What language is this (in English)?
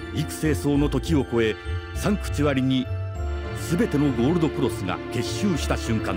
Japanese